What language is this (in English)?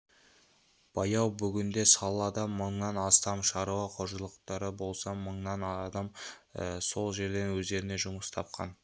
Kazakh